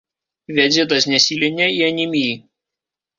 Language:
Belarusian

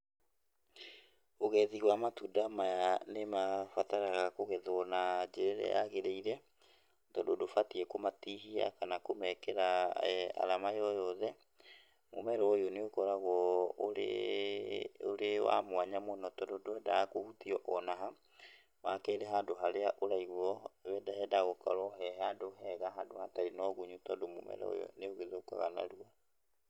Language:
Kikuyu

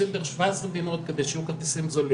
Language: Hebrew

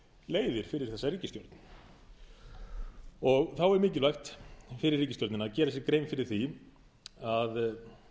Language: Icelandic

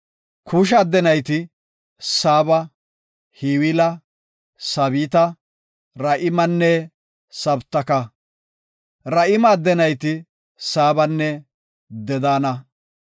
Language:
Gofa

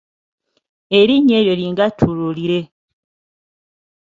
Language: Ganda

